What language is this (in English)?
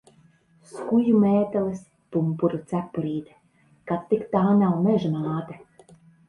Latvian